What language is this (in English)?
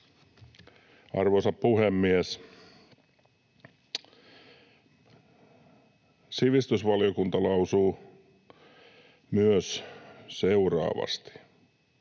Finnish